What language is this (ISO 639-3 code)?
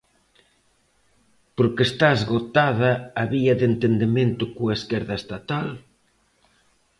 glg